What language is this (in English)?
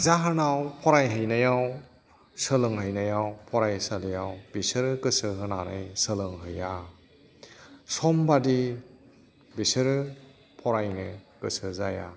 Bodo